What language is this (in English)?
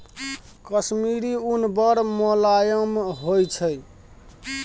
Maithili